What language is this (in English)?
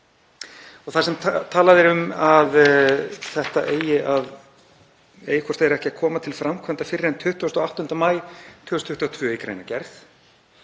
Icelandic